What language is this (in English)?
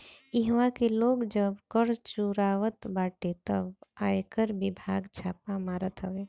Bhojpuri